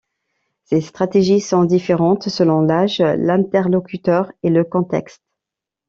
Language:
French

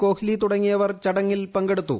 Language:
Malayalam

